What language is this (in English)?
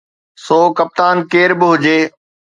Sindhi